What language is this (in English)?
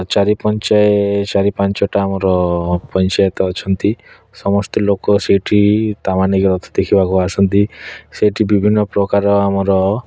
Odia